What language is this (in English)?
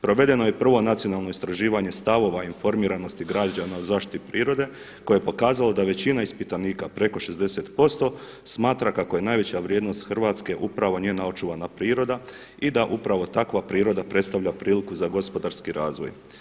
Croatian